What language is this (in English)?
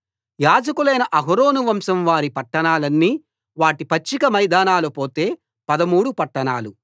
Telugu